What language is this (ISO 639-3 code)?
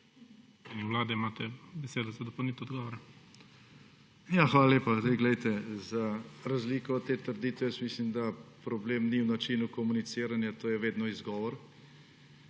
slv